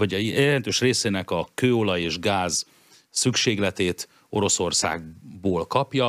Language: Hungarian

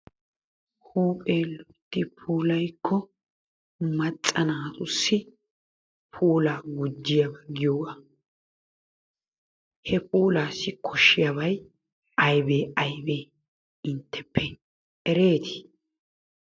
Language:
Wolaytta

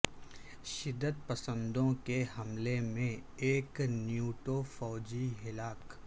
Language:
Urdu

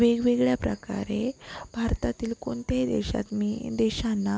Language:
Marathi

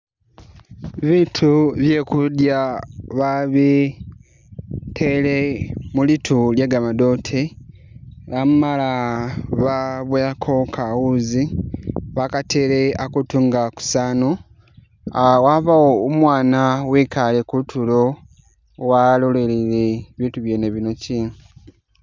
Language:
Masaaba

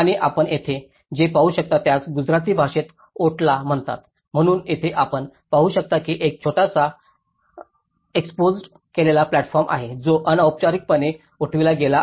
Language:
Marathi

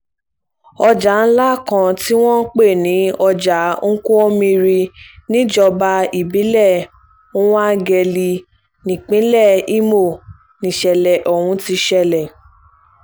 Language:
Yoruba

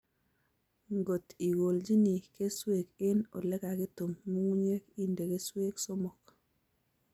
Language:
Kalenjin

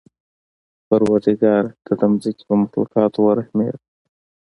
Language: Pashto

